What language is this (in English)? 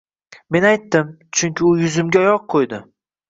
Uzbek